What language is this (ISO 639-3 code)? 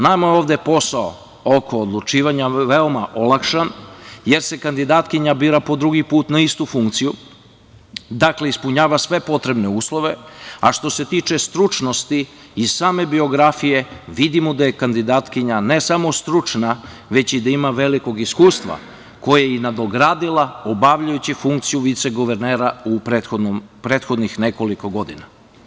srp